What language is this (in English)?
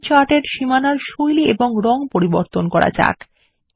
Bangla